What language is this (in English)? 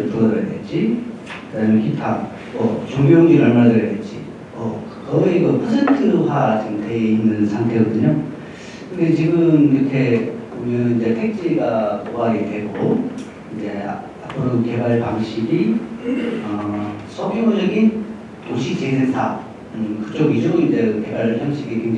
Korean